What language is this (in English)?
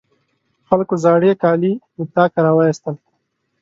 Pashto